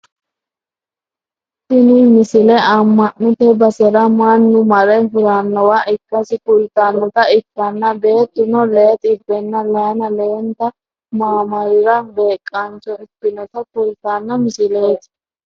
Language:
Sidamo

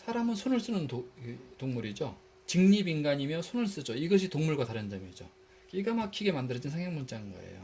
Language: Korean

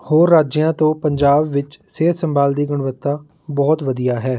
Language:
Punjabi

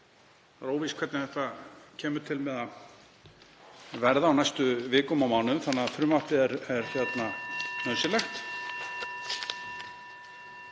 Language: Icelandic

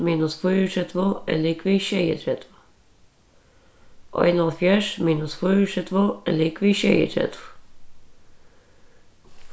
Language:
Faroese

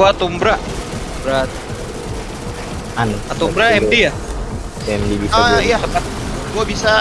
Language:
Indonesian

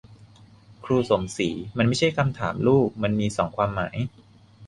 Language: Thai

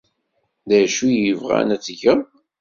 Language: Kabyle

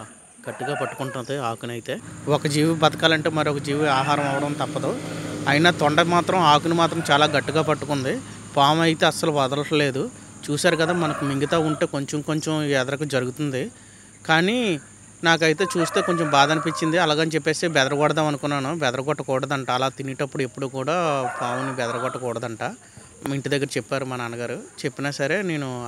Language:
Telugu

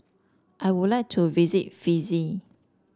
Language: English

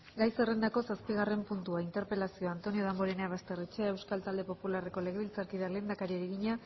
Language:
Basque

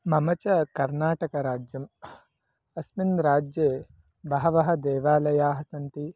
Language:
Sanskrit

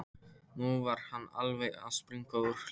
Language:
Icelandic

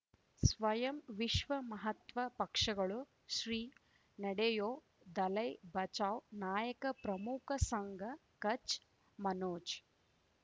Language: Kannada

